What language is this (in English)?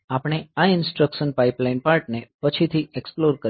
Gujarati